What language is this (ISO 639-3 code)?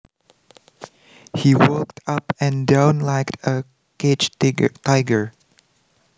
jav